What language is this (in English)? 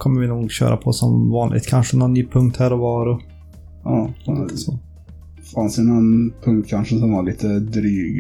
Swedish